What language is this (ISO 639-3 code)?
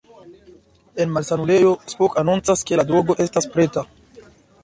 epo